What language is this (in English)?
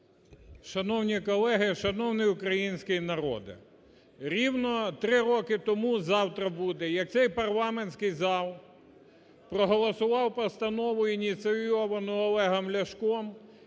Ukrainian